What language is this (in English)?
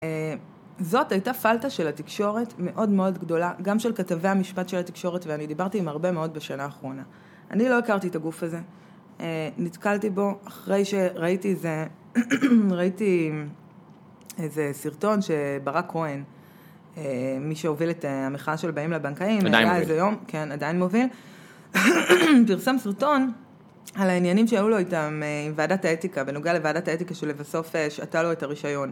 Hebrew